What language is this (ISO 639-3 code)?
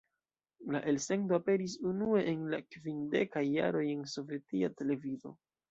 epo